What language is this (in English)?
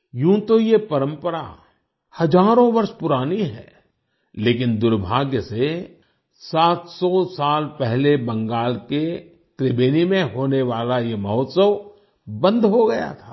Hindi